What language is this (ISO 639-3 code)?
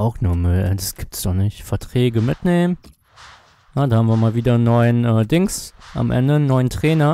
deu